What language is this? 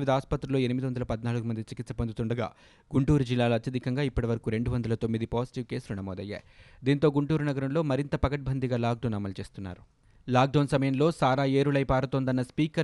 Telugu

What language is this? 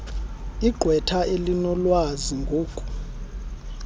Xhosa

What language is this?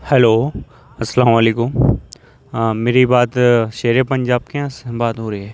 Urdu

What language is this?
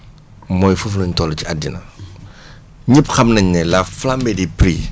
Wolof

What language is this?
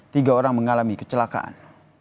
Indonesian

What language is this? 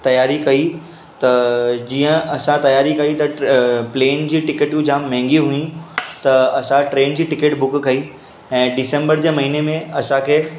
Sindhi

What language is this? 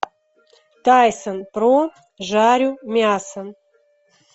Russian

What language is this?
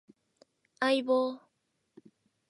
Japanese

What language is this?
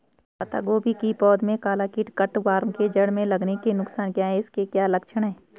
Hindi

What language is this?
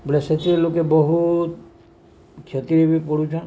Odia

